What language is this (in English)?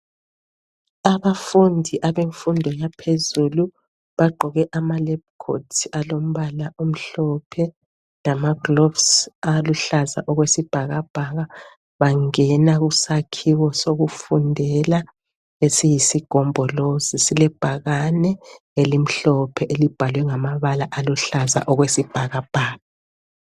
North Ndebele